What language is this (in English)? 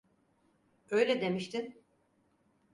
Turkish